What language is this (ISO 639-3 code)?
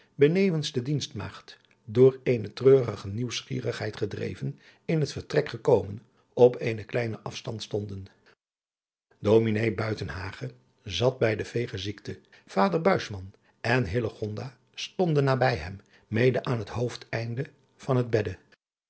nld